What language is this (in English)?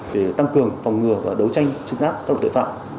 Vietnamese